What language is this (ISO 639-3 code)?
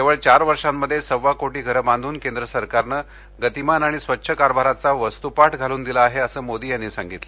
mar